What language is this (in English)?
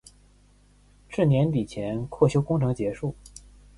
Chinese